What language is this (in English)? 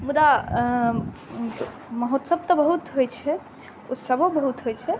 Maithili